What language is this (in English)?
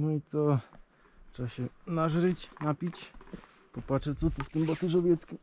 Polish